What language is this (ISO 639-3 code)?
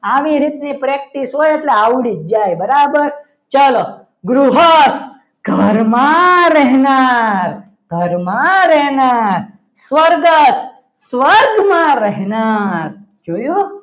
guj